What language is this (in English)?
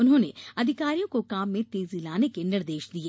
Hindi